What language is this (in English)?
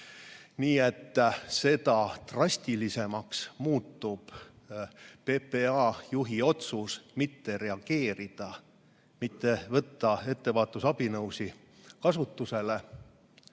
Estonian